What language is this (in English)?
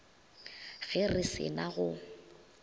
Northern Sotho